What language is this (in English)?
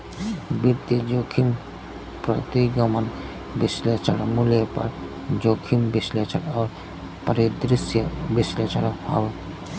Bhojpuri